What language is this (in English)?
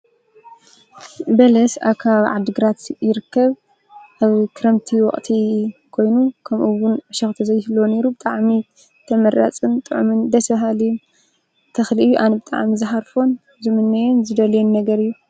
Tigrinya